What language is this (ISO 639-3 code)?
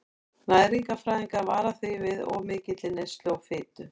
isl